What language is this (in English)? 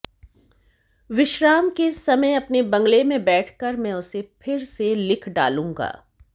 Hindi